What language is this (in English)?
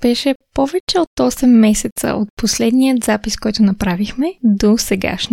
Bulgarian